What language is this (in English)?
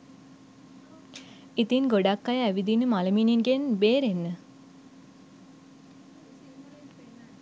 Sinhala